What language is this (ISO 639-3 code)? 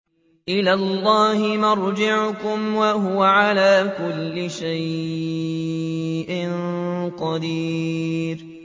ara